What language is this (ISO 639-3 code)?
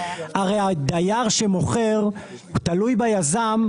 heb